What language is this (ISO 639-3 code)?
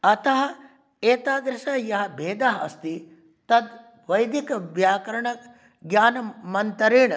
san